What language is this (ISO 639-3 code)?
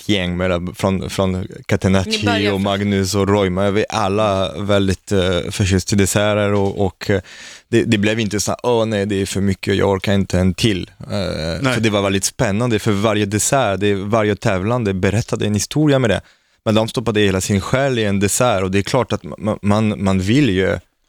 swe